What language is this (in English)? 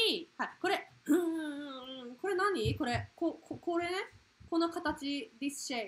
Japanese